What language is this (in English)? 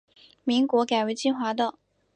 Chinese